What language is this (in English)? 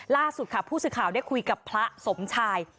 Thai